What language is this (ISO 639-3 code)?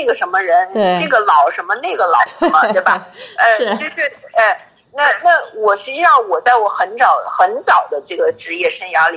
zho